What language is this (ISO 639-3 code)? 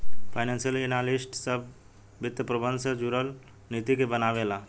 bho